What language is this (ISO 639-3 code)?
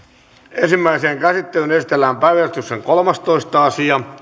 fin